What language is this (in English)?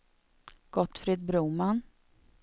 Swedish